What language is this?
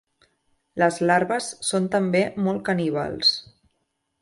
Catalan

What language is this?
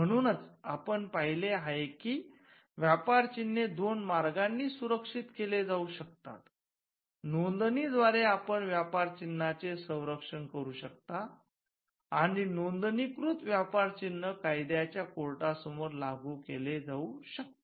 Marathi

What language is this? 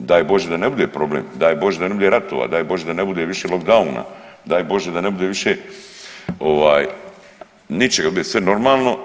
Croatian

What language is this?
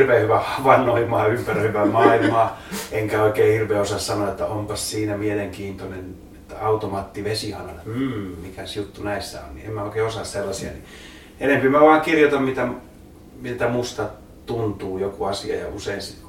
Finnish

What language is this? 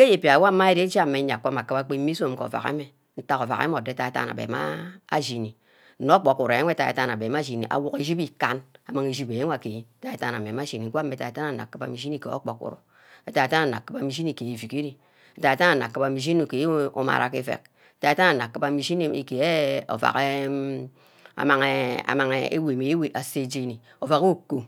Ubaghara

